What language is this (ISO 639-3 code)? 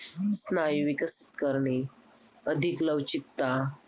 mar